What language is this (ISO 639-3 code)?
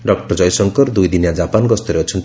ori